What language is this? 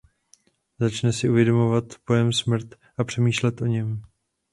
Czech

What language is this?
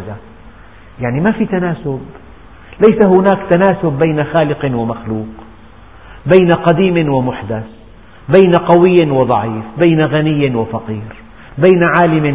Arabic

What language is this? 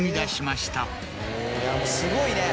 Japanese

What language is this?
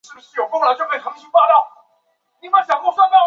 Chinese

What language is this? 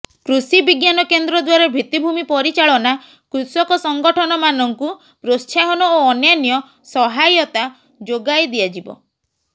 Odia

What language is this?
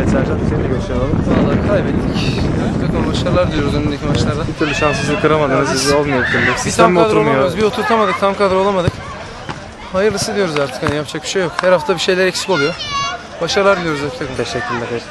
Turkish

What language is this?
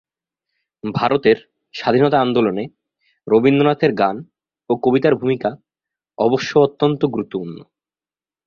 Bangla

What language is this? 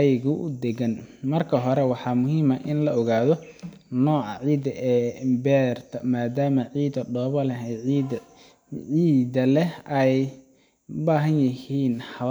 Somali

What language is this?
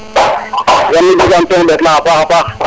Serer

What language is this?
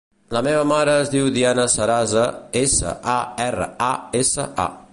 Catalan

